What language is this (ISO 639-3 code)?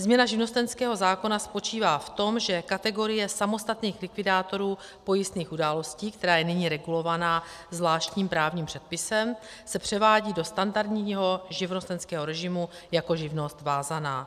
ces